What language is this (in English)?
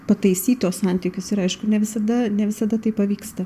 Lithuanian